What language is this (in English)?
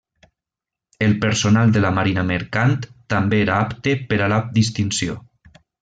Catalan